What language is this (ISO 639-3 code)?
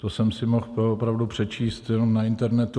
ces